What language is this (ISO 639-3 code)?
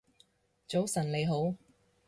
yue